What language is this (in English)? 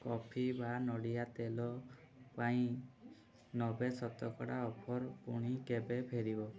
Odia